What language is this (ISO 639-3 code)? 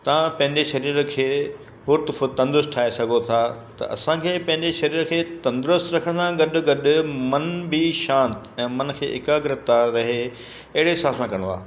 snd